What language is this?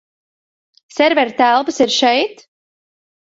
Latvian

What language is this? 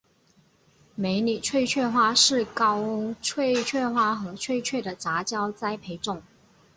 Chinese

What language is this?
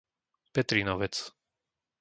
Slovak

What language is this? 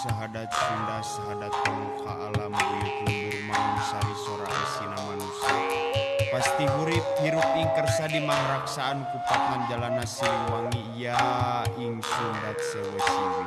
Indonesian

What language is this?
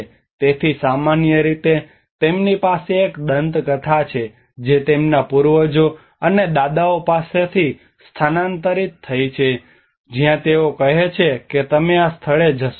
Gujarati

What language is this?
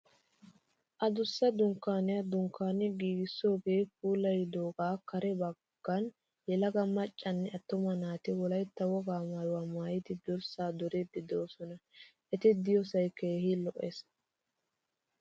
Wolaytta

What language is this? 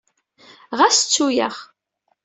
Kabyle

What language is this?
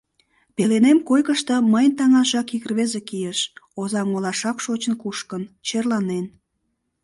Mari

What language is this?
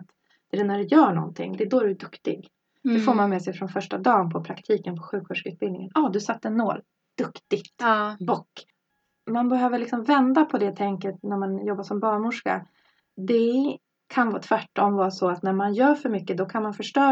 Swedish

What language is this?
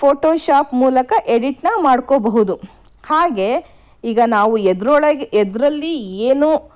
Kannada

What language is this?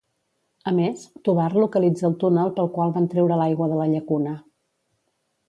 Catalan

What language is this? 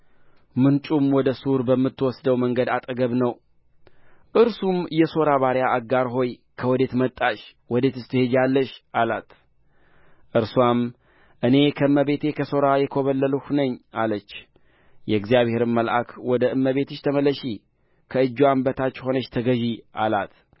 Amharic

